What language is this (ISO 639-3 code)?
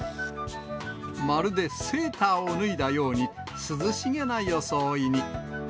jpn